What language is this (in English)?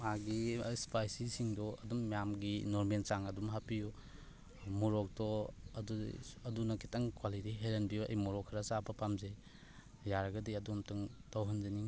Manipuri